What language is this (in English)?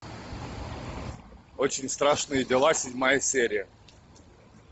Russian